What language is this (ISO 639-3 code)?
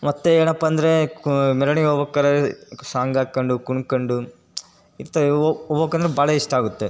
kan